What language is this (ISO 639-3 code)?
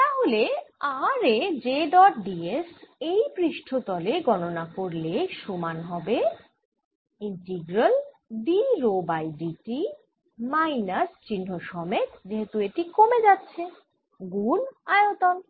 ben